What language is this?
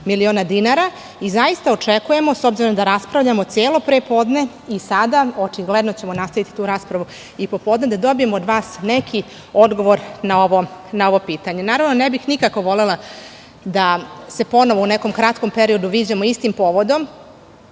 Serbian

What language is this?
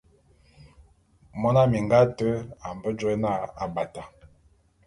Bulu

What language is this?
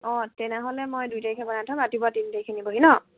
Assamese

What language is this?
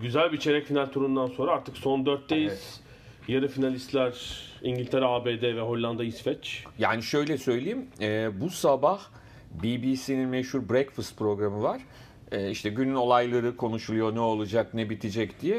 Turkish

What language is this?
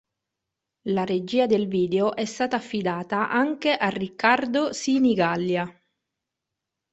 Italian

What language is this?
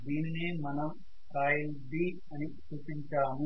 Telugu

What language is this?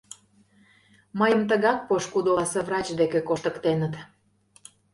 Mari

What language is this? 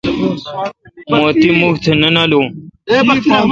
Kalkoti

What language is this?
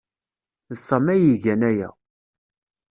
Kabyle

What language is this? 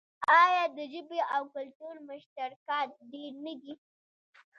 Pashto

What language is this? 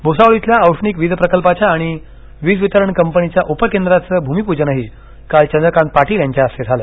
Marathi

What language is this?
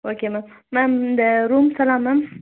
Tamil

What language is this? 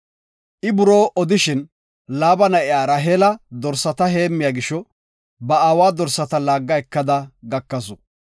Gofa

